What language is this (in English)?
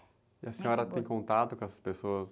Portuguese